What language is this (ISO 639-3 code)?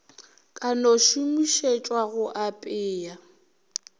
nso